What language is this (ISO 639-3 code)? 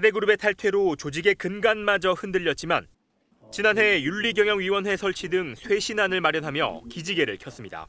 kor